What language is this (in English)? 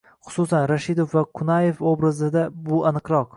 Uzbek